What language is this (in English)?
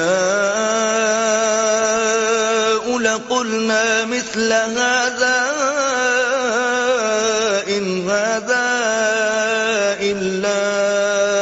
Urdu